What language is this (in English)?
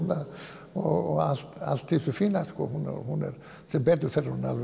Icelandic